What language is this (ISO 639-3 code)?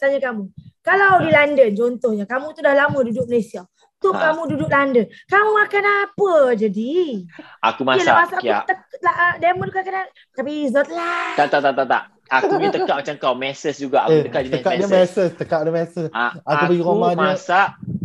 msa